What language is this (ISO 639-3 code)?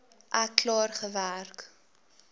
afr